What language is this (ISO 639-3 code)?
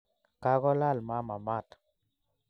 kln